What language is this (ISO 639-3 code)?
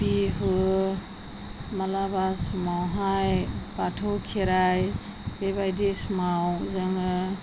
brx